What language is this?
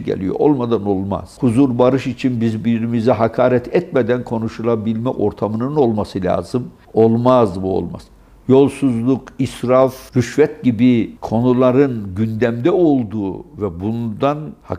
Turkish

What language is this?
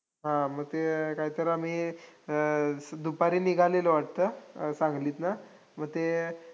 Marathi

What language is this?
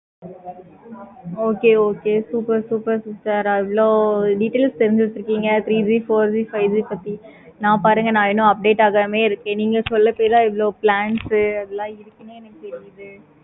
Tamil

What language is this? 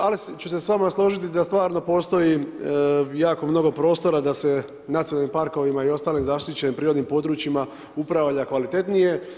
Croatian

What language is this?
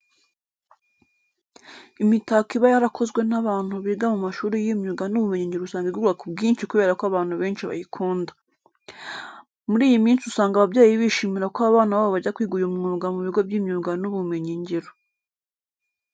Kinyarwanda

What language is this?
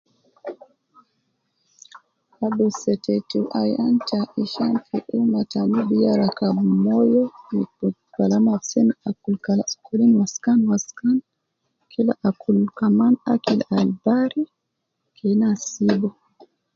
Nubi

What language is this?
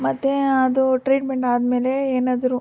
Kannada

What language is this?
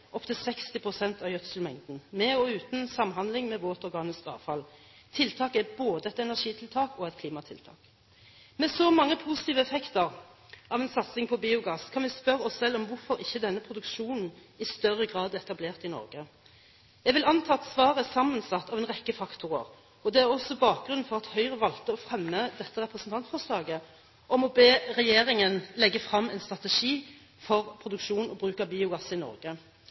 Norwegian Bokmål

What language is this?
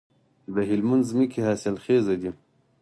Pashto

